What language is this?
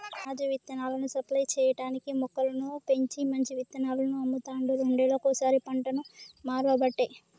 Telugu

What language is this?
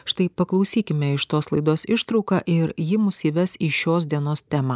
Lithuanian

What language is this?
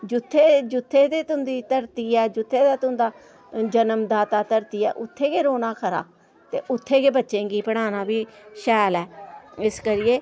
Dogri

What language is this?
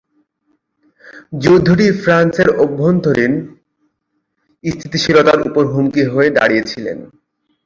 Bangla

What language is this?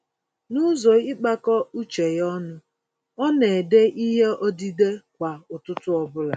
Igbo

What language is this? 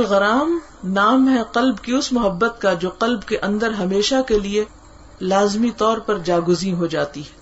Urdu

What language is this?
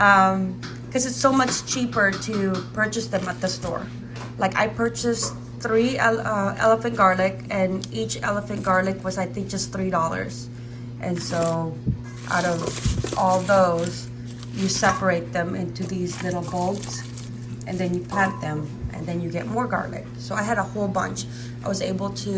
English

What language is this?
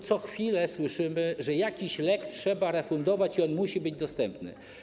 Polish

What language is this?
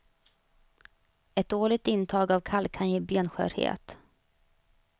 Swedish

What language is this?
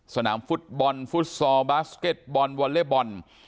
Thai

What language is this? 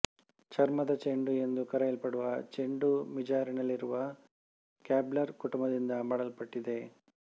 Kannada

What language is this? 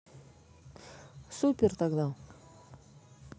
Russian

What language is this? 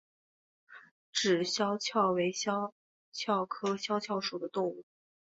Chinese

